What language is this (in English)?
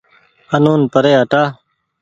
Goaria